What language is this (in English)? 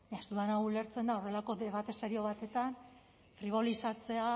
Basque